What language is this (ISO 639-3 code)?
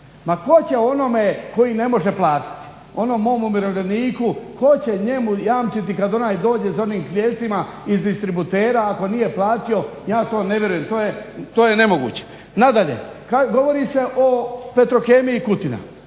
hrv